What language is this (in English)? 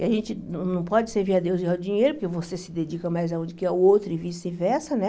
Portuguese